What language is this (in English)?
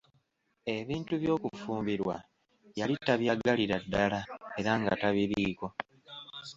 Ganda